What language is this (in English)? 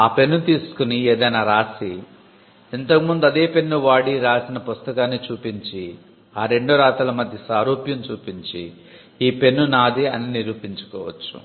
Telugu